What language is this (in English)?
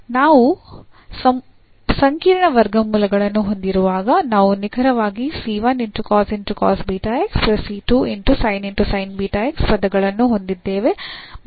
Kannada